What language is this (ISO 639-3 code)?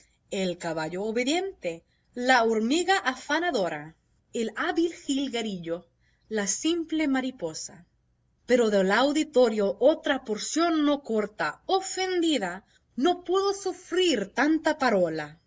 spa